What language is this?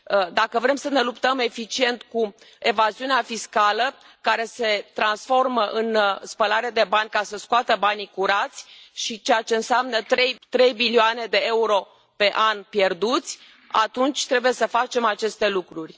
Romanian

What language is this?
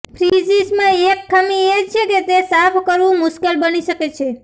Gujarati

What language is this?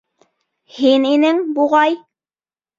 Bashkir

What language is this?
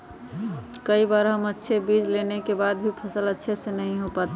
Magahi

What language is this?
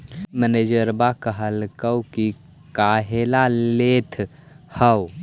Magahi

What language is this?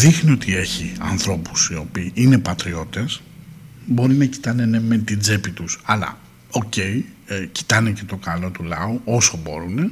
Greek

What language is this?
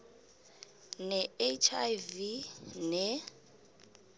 South Ndebele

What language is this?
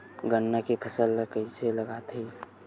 Chhattisgarhi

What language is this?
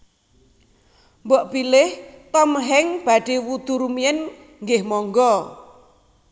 Javanese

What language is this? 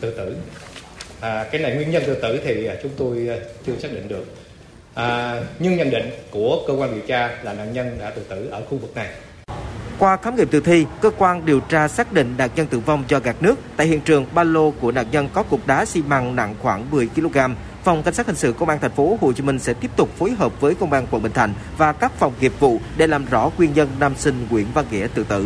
Vietnamese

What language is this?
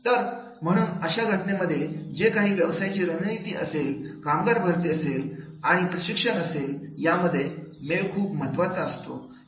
Marathi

